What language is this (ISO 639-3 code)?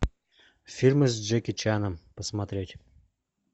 rus